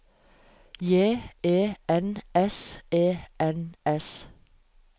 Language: Norwegian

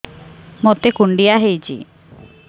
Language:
Odia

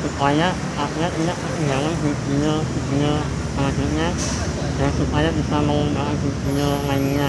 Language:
Indonesian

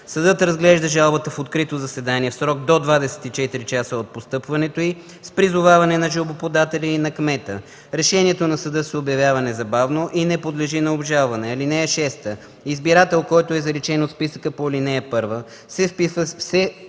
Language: Bulgarian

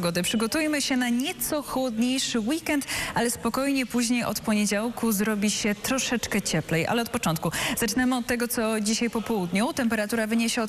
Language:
Polish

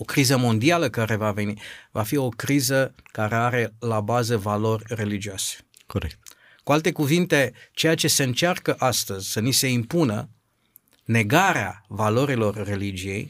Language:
Romanian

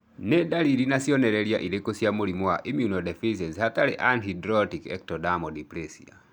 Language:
Kikuyu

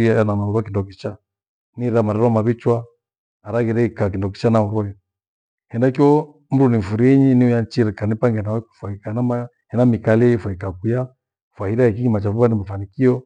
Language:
Gweno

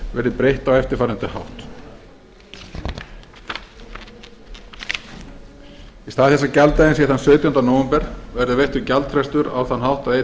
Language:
Icelandic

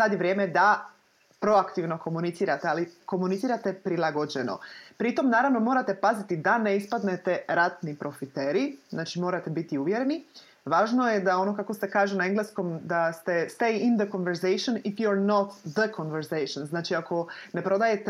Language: Croatian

